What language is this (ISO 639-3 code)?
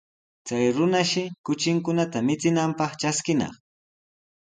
qws